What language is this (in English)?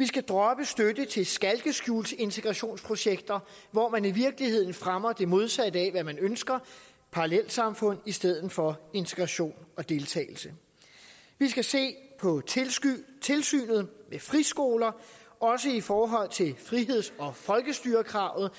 Danish